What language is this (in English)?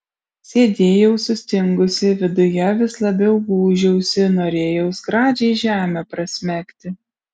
Lithuanian